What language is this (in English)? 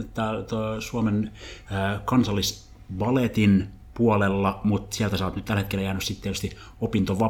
Finnish